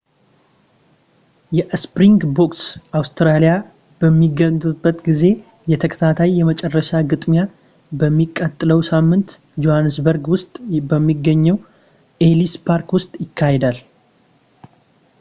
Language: Amharic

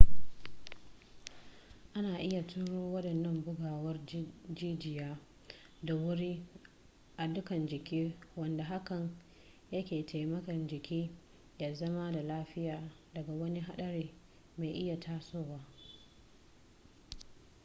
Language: Hausa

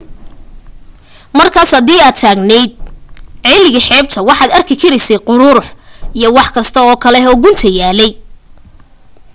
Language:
Somali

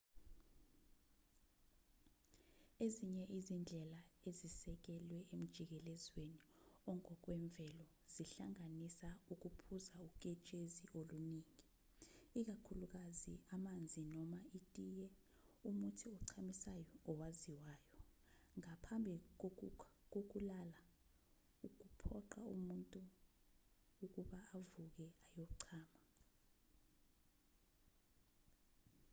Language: Zulu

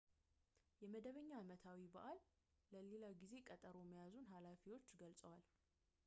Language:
Amharic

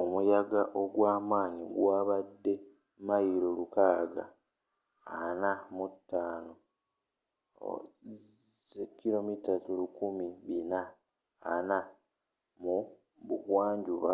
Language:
Ganda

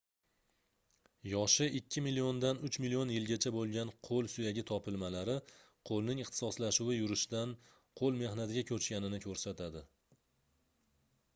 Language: Uzbek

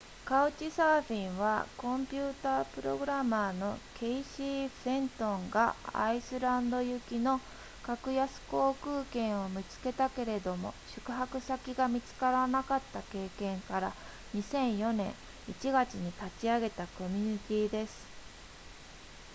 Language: Japanese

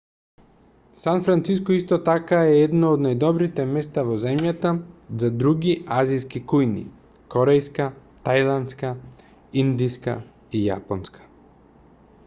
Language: Macedonian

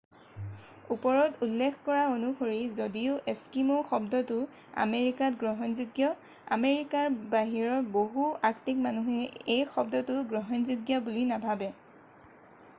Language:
Assamese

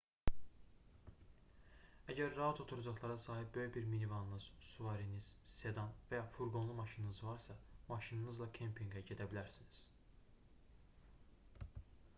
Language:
Azerbaijani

